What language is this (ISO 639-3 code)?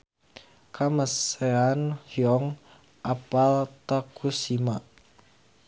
sun